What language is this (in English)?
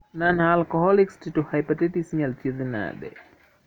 Luo (Kenya and Tanzania)